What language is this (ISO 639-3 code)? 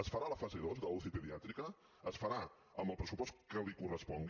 cat